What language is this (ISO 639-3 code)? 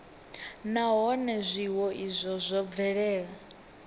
ven